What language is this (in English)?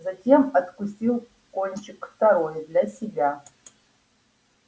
Russian